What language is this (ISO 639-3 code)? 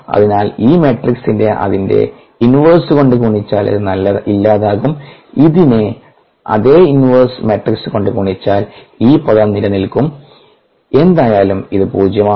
mal